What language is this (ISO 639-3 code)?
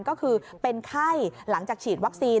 tha